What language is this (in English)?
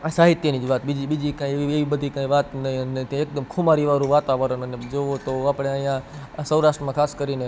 Gujarati